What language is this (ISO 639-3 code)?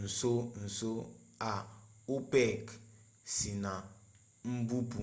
ibo